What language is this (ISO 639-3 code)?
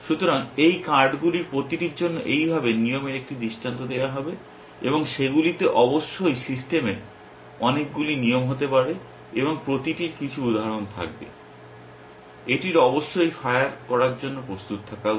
ben